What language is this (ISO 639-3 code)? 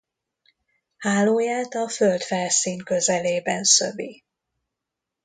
hun